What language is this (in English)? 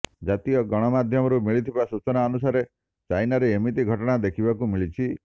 Odia